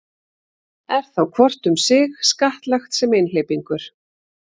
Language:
Icelandic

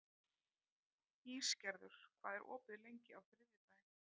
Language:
Icelandic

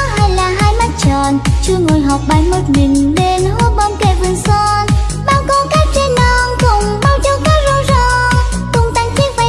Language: Vietnamese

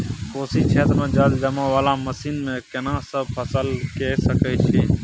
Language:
Maithili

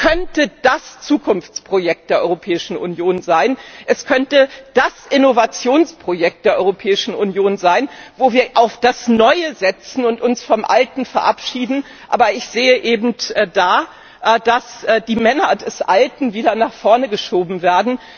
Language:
German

